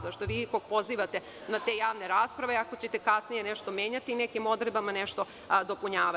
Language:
Serbian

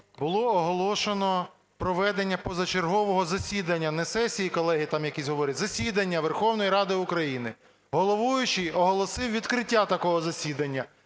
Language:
Ukrainian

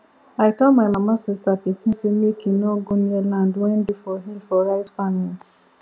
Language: Nigerian Pidgin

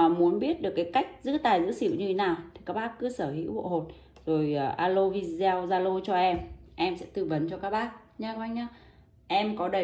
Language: Vietnamese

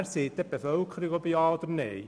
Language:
Swiss German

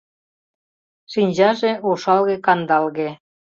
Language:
Mari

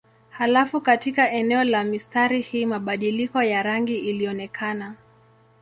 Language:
Swahili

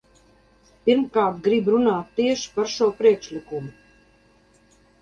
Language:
Latvian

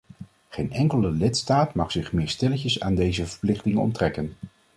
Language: Dutch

